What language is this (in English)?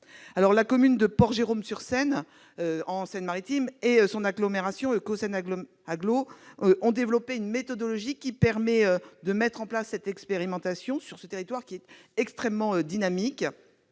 French